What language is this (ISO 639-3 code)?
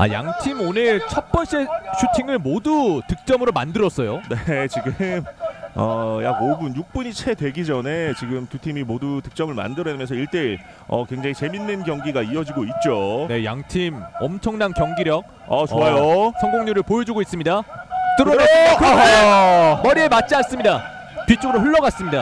kor